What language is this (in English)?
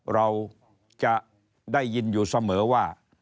Thai